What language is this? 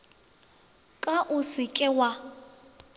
Northern Sotho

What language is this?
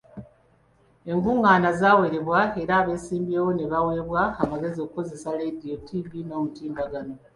Ganda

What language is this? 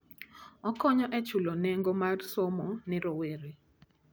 Luo (Kenya and Tanzania)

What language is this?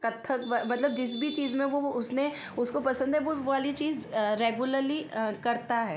Hindi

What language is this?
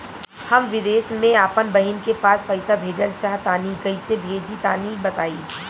Bhojpuri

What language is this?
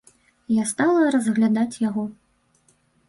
Belarusian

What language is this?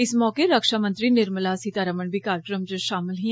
Dogri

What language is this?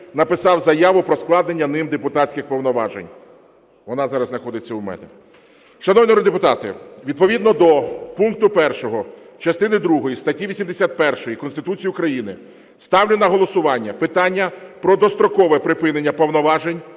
Ukrainian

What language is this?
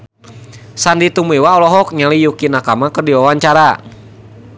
Sundanese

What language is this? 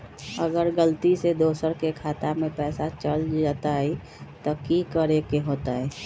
Magahi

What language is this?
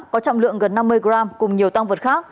Vietnamese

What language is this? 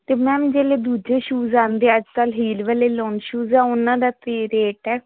Punjabi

